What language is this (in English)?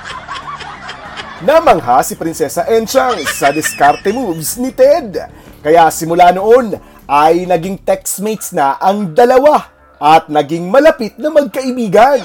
Filipino